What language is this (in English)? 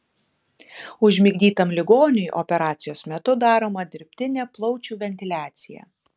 Lithuanian